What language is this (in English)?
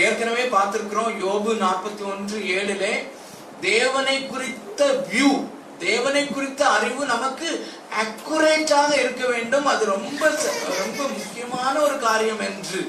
Tamil